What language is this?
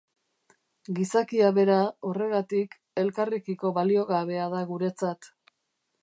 Basque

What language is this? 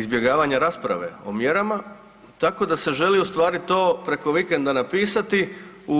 Croatian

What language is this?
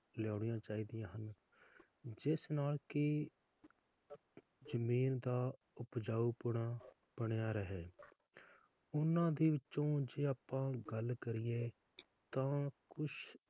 Punjabi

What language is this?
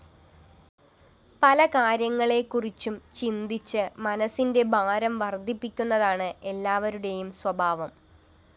Malayalam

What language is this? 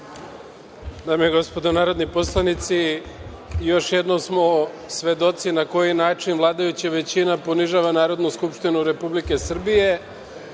Serbian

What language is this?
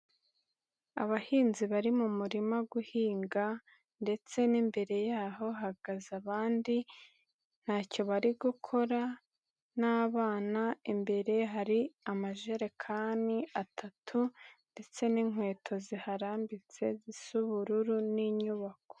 Kinyarwanda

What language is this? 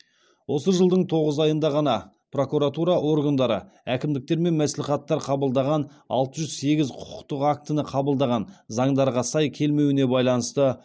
Kazakh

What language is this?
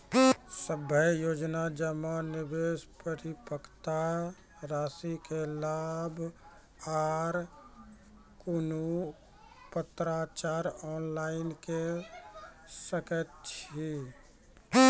Maithili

